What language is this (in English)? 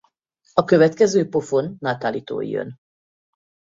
Hungarian